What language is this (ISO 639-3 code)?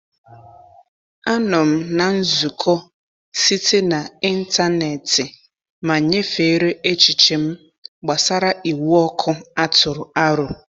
ibo